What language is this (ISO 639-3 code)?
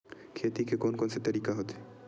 hne